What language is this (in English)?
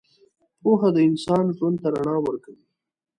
Pashto